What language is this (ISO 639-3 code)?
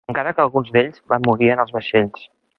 cat